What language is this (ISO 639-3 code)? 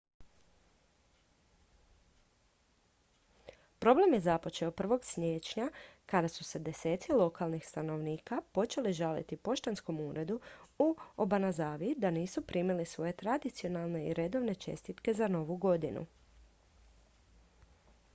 hrv